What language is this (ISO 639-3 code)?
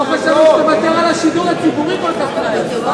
heb